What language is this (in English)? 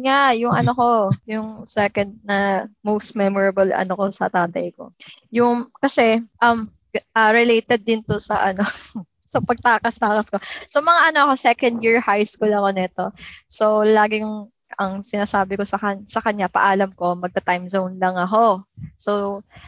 Filipino